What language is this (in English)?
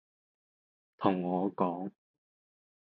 Cantonese